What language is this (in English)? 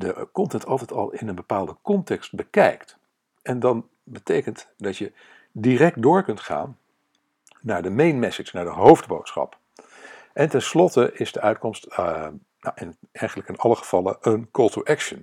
Dutch